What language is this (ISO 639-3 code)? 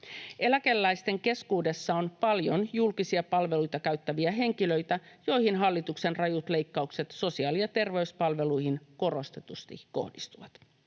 fin